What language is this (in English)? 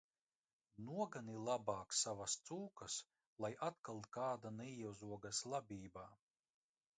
Latvian